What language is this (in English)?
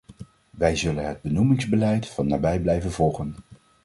Dutch